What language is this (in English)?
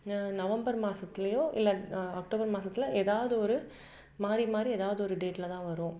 Tamil